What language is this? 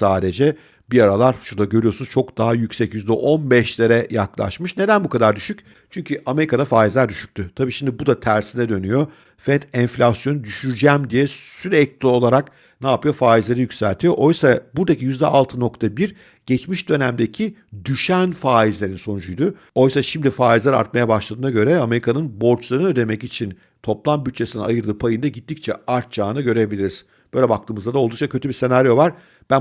Turkish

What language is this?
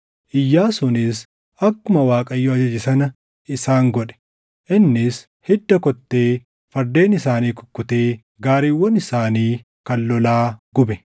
Oromo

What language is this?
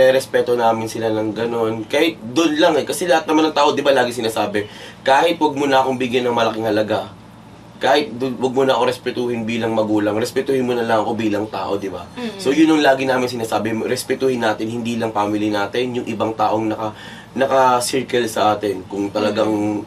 Filipino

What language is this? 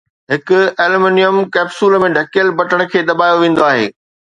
Sindhi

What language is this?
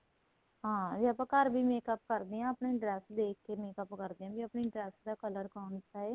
Punjabi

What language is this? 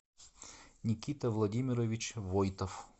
Russian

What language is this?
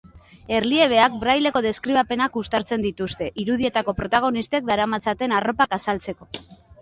Basque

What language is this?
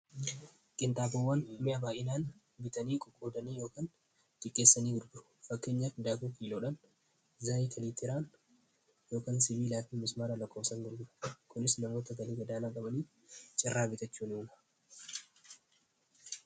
Oromo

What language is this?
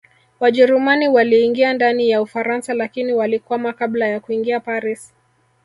Swahili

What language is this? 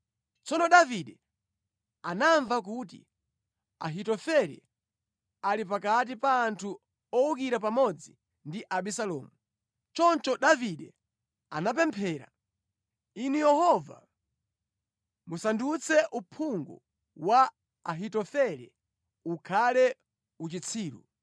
Nyanja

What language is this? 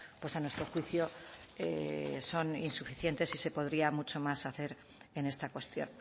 Spanish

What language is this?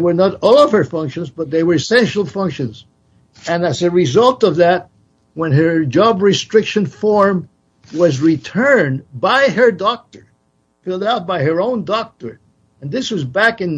English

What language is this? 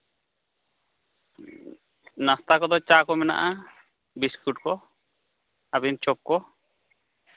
Santali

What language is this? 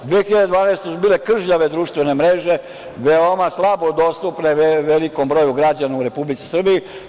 Serbian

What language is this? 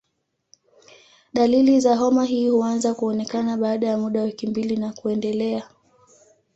Swahili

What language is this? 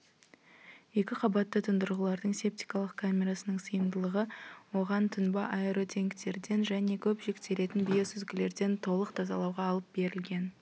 Kazakh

